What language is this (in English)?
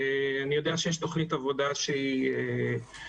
Hebrew